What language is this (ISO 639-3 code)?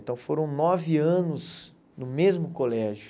por